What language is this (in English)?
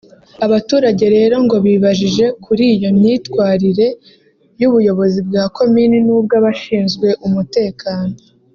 Kinyarwanda